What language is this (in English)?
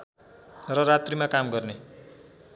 Nepali